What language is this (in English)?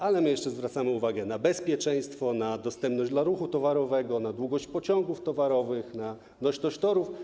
Polish